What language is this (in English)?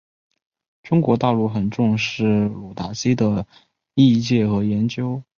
Chinese